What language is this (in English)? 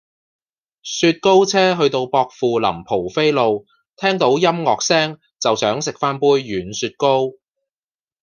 Cantonese